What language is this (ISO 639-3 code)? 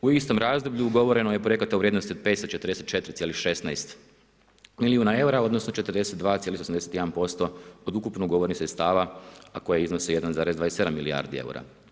hrv